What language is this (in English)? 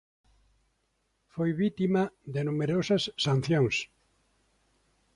Galician